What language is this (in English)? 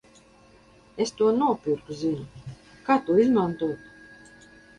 Latvian